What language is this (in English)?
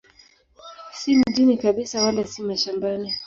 Swahili